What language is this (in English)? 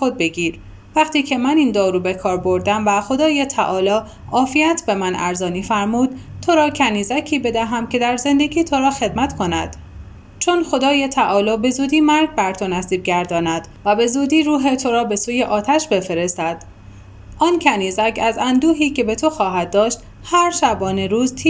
Persian